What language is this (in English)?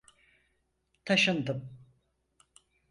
Turkish